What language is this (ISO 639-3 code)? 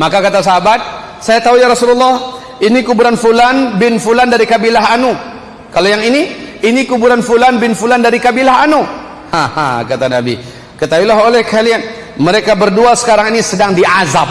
ind